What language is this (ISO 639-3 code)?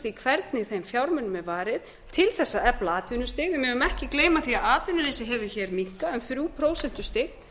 isl